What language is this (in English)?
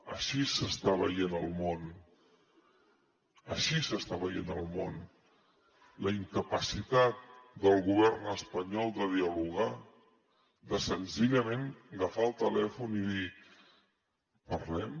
Catalan